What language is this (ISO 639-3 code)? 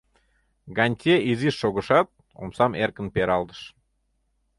chm